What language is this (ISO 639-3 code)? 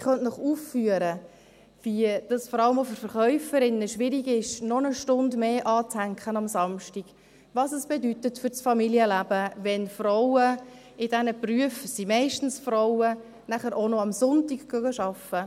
gsw